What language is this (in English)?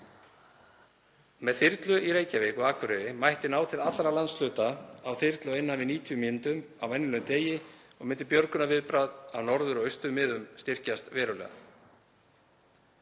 Icelandic